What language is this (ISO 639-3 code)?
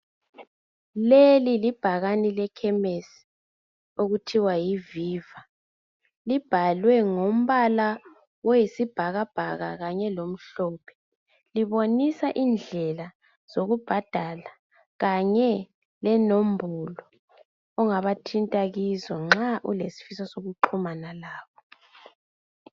nde